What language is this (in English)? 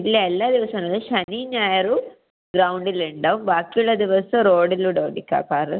Malayalam